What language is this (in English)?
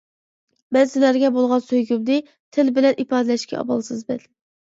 Uyghur